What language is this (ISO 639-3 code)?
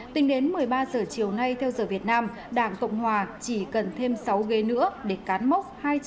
vie